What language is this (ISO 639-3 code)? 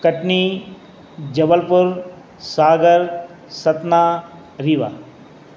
snd